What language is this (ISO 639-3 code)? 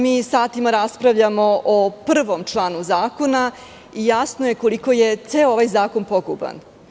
srp